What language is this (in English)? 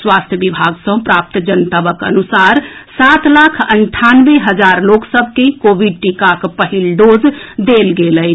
Maithili